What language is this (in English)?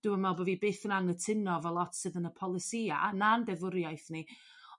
Welsh